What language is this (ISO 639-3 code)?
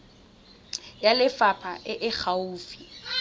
tsn